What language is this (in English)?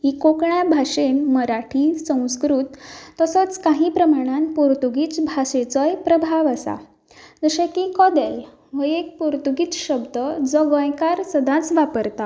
Konkani